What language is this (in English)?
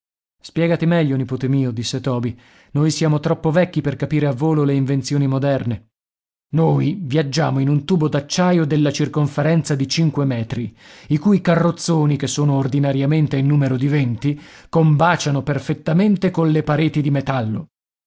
Italian